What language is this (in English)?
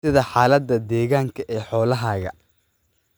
Somali